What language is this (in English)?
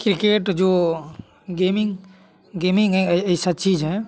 Hindi